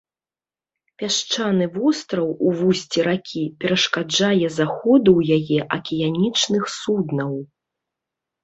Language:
Belarusian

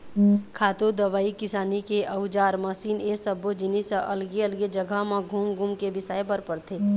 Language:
Chhattisgarhi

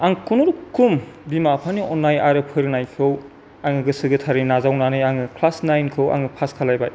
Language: Bodo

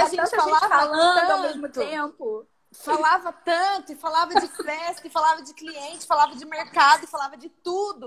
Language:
Portuguese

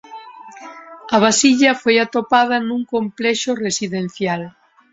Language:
Galician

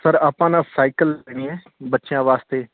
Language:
Punjabi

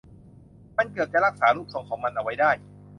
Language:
Thai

